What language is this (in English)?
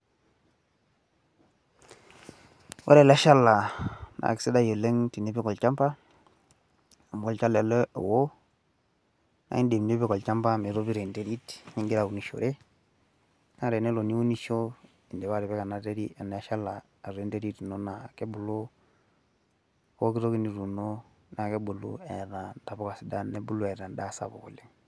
Masai